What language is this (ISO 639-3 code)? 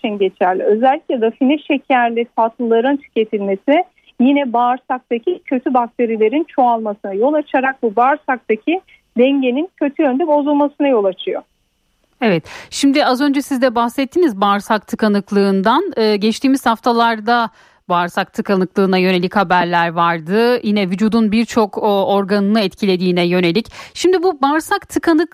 tur